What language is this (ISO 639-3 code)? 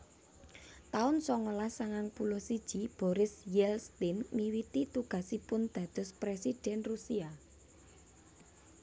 jav